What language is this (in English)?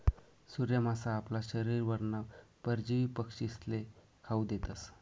Marathi